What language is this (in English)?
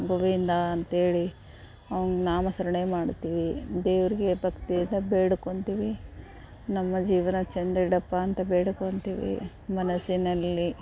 Kannada